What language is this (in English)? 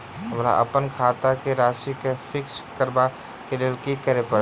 Maithili